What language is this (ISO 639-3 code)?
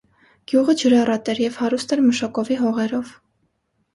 hye